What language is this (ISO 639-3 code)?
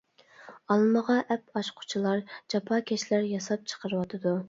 uig